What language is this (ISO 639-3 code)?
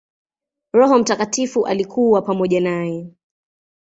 swa